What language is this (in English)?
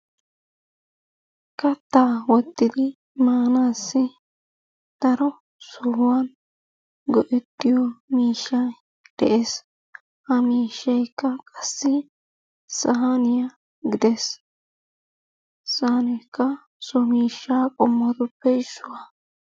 Wolaytta